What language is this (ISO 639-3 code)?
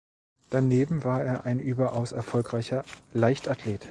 deu